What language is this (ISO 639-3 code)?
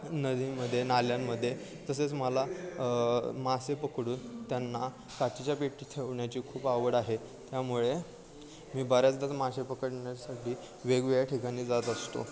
mar